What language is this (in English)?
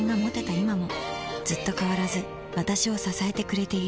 Japanese